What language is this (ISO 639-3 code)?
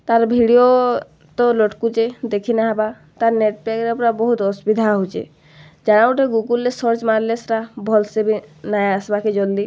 ori